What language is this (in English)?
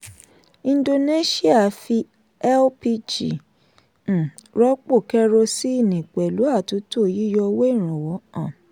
Yoruba